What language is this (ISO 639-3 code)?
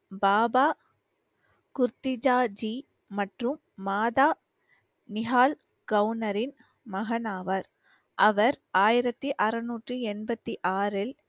tam